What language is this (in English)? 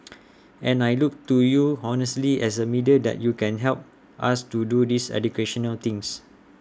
English